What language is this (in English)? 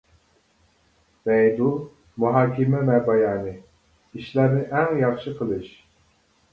Uyghur